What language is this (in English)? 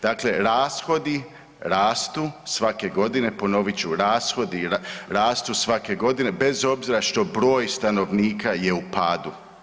Croatian